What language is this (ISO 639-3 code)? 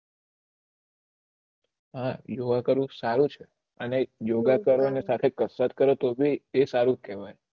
guj